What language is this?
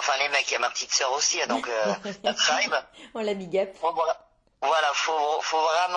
French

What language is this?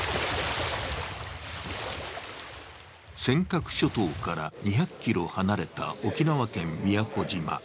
Japanese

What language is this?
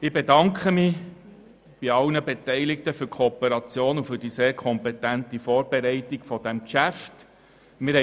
Swiss German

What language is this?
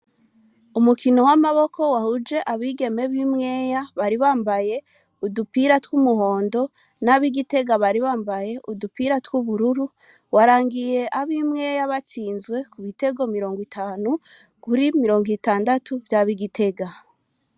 Rundi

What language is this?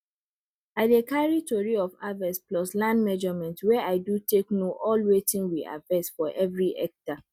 Nigerian Pidgin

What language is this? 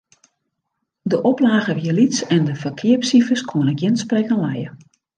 Western Frisian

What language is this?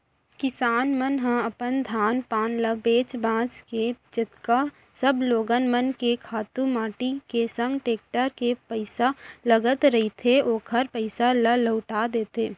Chhattisgarhi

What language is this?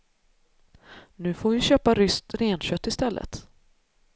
Swedish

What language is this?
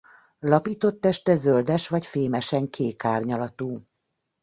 Hungarian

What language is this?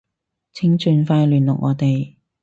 Cantonese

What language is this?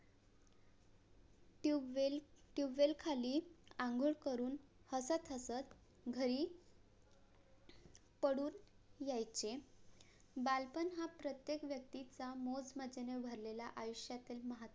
Marathi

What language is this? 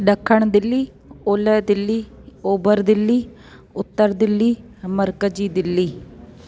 Sindhi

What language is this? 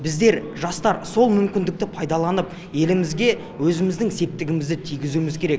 Kazakh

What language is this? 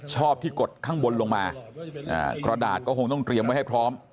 Thai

